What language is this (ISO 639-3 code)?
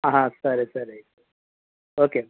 tel